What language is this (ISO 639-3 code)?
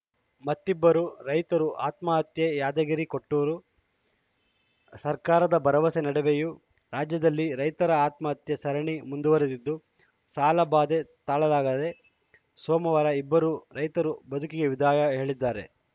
kan